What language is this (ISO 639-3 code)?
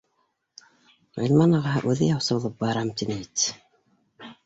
bak